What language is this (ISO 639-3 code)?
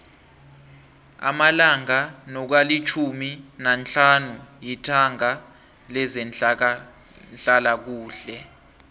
nbl